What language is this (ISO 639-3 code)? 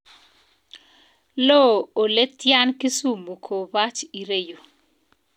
kln